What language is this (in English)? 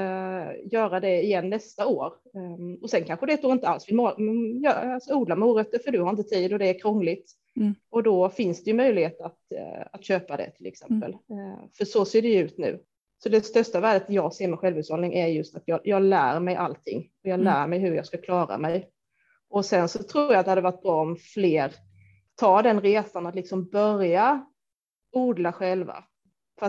Swedish